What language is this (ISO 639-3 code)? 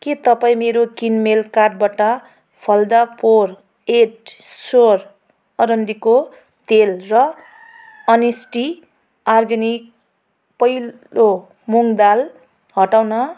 nep